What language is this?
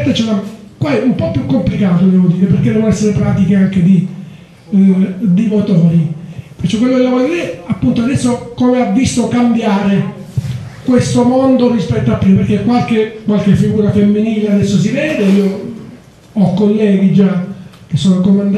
Italian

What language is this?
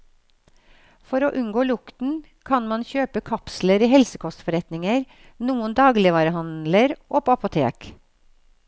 Norwegian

